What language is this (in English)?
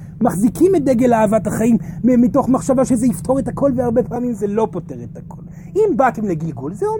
Hebrew